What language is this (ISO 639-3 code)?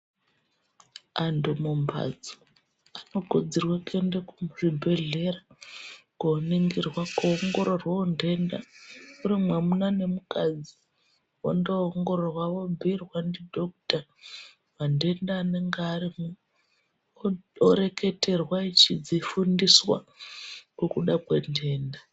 ndc